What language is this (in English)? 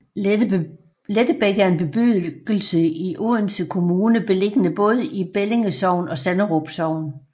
Danish